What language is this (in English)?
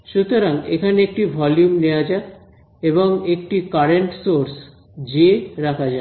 Bangla